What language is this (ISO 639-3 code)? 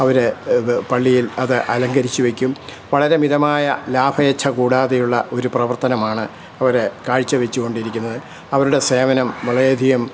mal